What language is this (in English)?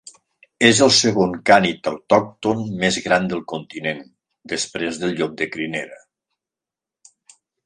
Catalan